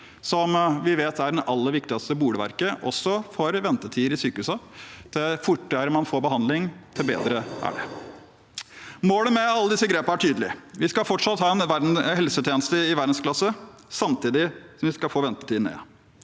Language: Norwegian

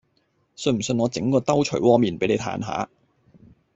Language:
Cantonese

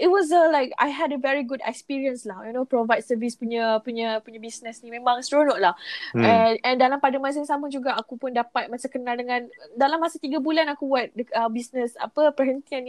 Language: Malay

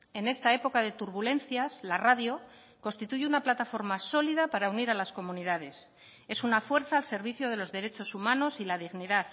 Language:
Spanish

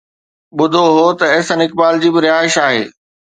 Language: Sindhi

